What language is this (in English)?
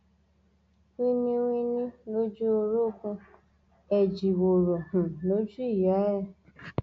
Yoruba